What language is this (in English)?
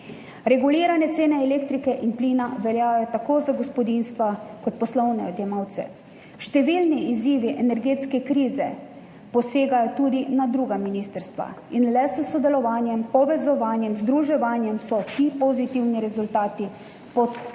Slovenian